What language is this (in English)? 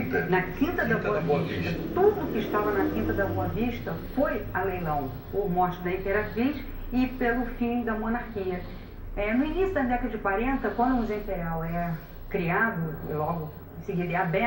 Portuguese